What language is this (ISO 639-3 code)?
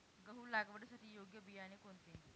mar